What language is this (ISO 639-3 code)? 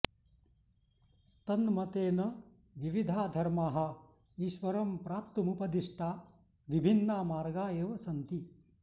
san